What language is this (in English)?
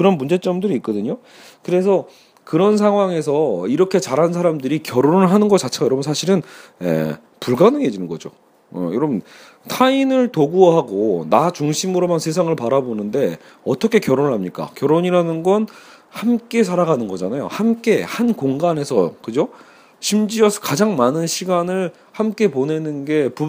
Korean